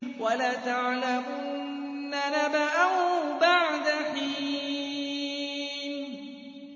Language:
Arabic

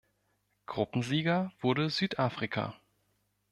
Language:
German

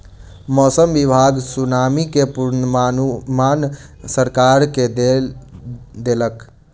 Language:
Maithili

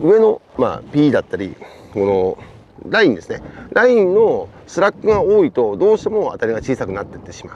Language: Japanese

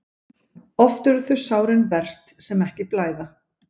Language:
Icelandic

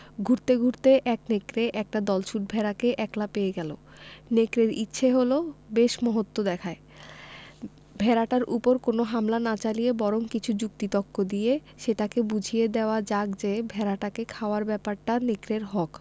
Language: Bangla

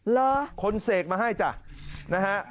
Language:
Thai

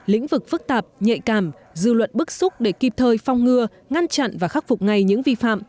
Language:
Vietnamese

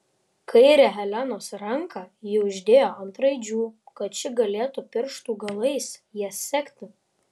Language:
Lithuanian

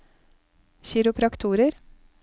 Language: Norwegian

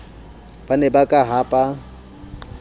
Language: Southern Sotho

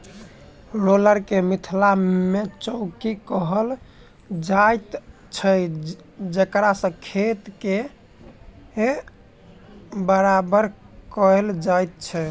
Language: Maithili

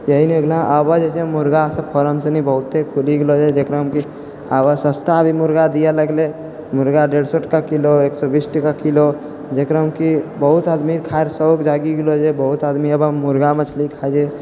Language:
Maithili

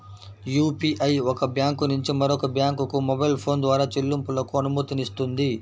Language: Telugu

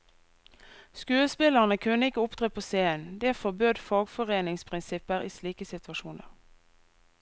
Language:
Norwegian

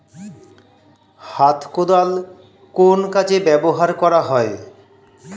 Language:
Bangla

